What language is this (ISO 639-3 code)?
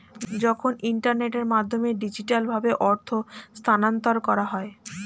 ben